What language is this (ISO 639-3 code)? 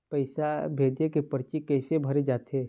hne